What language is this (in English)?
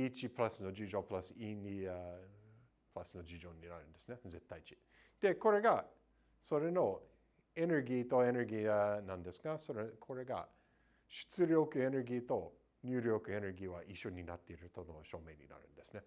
Japanese